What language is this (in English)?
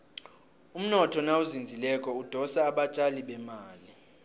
South Ndebele